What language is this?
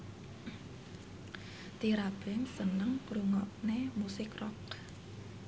Javanese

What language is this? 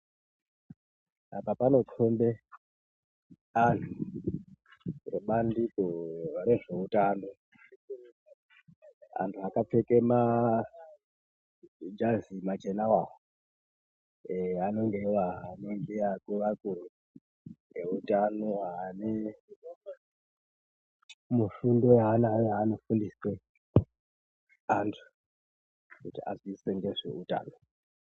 Ndau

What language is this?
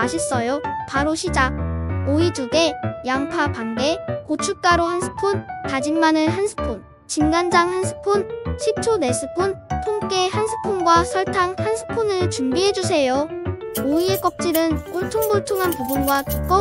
Korean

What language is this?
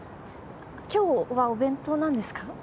Japanese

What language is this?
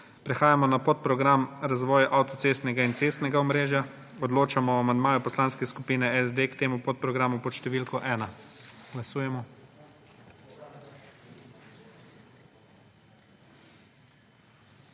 Slovenian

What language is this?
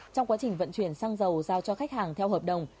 Vietnamese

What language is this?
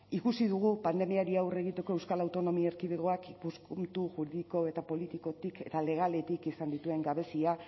Basque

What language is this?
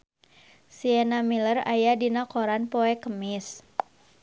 Sundanese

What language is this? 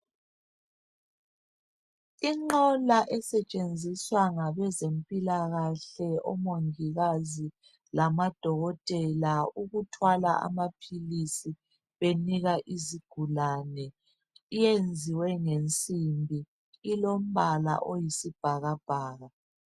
North Ndebele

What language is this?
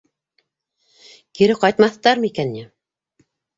Bashkir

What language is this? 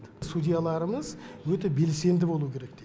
Kazakh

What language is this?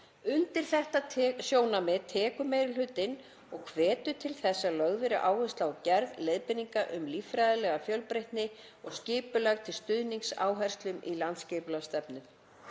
Icelandic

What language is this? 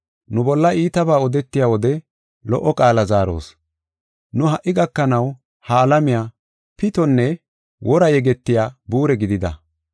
Gofa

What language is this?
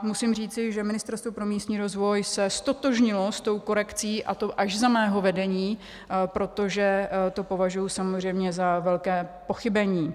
Czech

